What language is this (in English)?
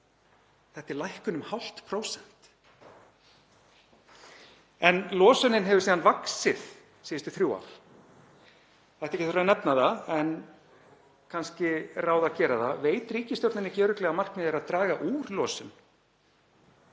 Icelandic